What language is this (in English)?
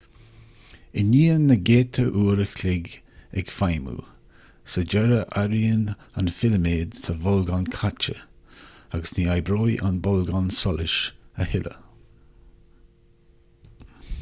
Irish